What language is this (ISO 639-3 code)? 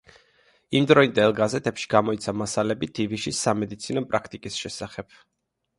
kat